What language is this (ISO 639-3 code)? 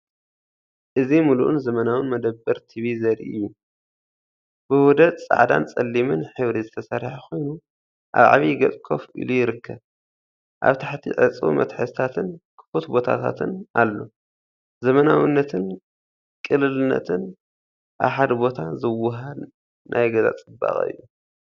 tir